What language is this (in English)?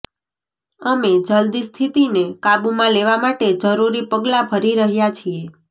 Gujarati